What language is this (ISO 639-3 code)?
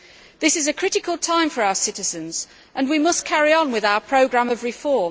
eng